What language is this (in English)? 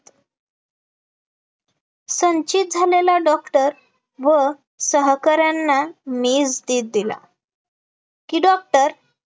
Marathi